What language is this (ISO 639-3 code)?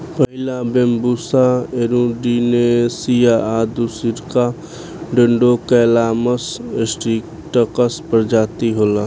bho